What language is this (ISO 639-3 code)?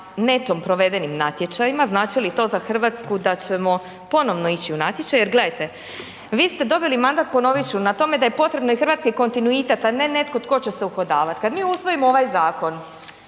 hrv